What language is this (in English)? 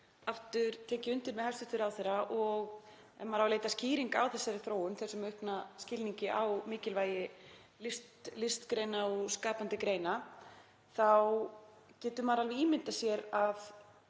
Icelandic